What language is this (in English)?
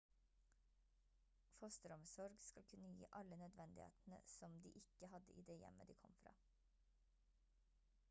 Norwegian Bokmål